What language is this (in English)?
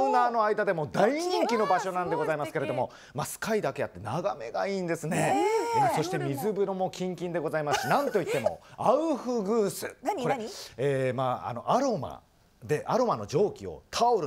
Japanese